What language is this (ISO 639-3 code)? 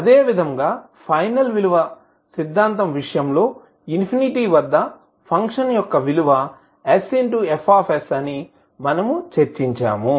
tel